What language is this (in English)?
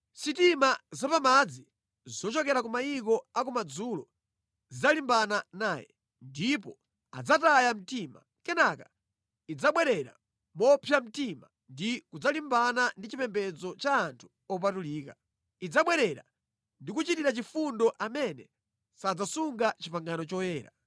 Nyanja